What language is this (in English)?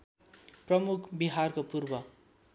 Nepali